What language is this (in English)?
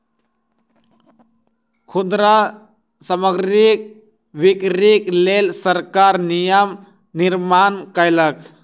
Maithili